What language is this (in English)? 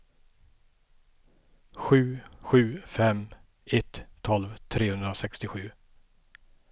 Swedish